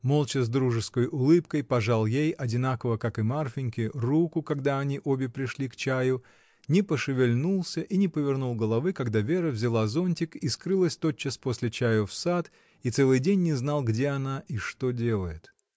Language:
Russian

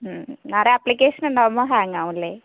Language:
Malayalam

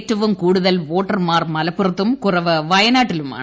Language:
Malayalam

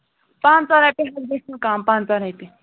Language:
Kashmiri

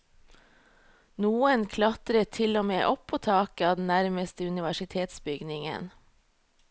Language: Norwegian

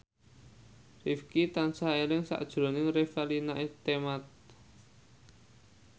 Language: Javanese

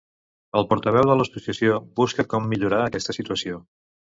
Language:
Catalan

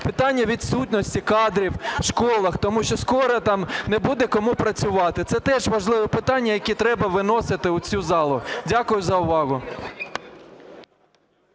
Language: Ukrainian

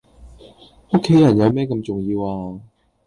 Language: Cantonese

